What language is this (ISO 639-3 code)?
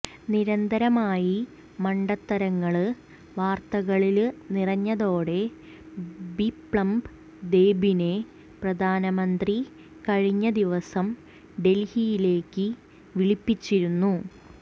mal